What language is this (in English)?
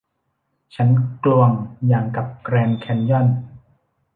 Thai